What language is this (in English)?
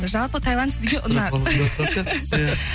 Kazakh